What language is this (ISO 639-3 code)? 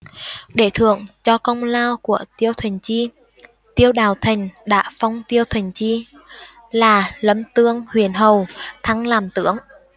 vie